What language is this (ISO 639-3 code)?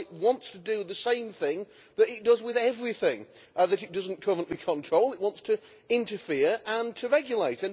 eng